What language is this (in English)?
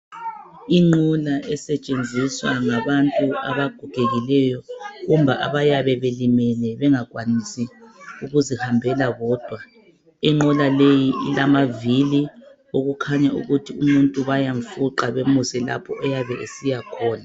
North Ndebele